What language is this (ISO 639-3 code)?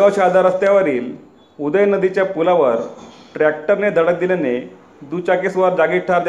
mar